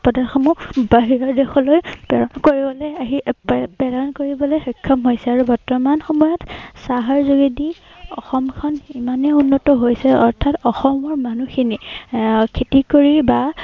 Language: Assamese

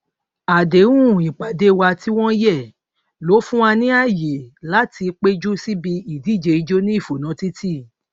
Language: Yoruba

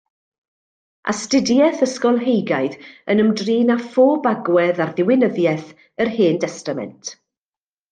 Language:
Welsh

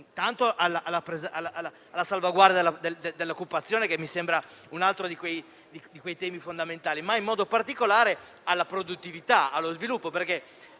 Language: Italian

